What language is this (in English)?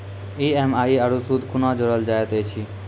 Maithili